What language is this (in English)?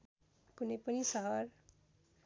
Nepali